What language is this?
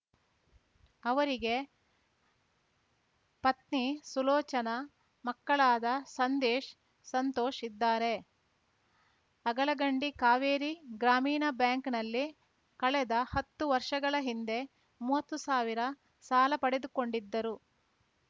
Kannada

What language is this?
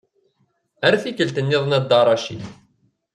Kabyle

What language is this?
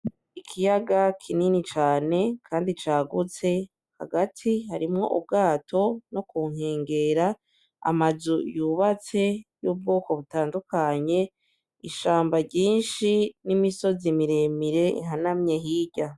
Rundi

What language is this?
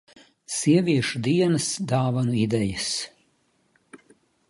Latvian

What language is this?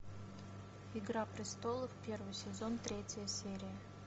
Russian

